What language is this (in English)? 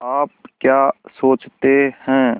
Hindi